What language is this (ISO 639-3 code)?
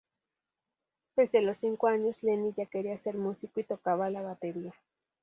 spa